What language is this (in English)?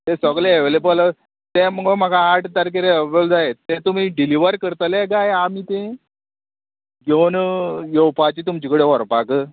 Konkani